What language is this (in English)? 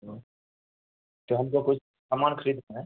Urdu